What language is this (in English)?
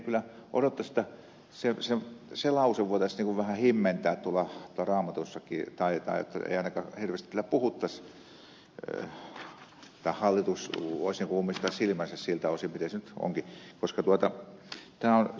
Finnish